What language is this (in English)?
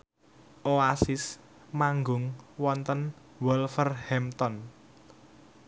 Javanese